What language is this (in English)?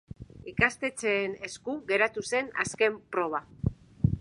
Basque